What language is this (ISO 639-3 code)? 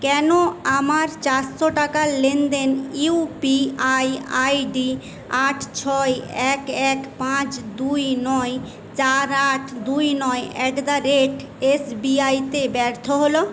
ben